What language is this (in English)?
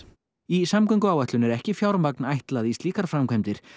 Icelandic